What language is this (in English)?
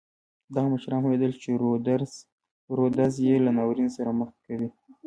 Pashto